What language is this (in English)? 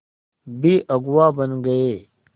Hindi